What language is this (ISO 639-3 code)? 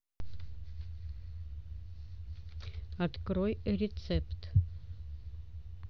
rus